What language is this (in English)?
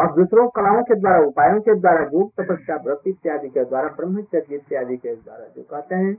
Hindi